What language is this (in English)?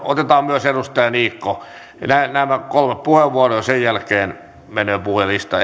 Finnish